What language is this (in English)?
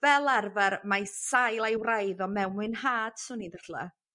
Welsh